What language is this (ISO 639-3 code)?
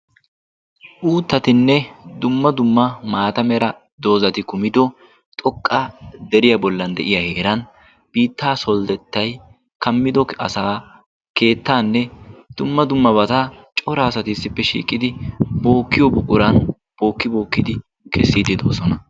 wal